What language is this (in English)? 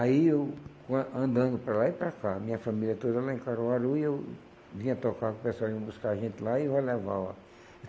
Portuguese